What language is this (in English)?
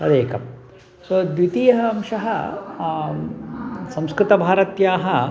Sanskrit